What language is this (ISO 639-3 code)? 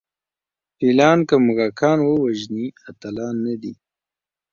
pus